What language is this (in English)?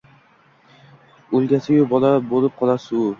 Uzbek